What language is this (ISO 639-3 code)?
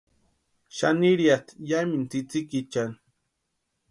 pua